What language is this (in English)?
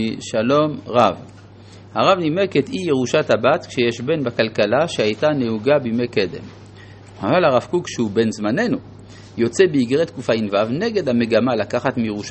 Hebrew